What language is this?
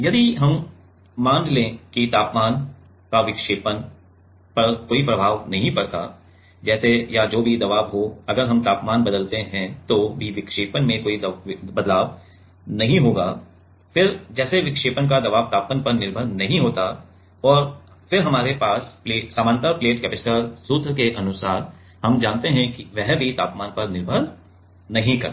Hindi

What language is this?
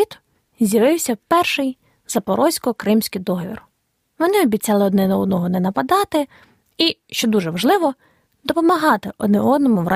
Ukrainian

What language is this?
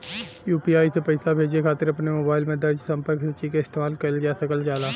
Bhojpuri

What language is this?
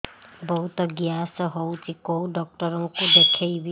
Odia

